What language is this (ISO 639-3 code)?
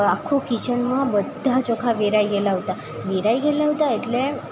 guj